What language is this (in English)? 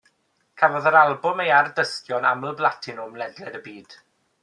Welsh